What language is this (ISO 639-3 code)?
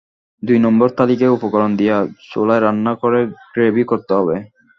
ben